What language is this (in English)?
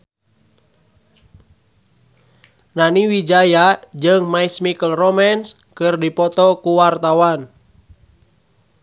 Sundanese